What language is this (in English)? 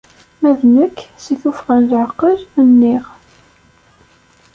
Kabyle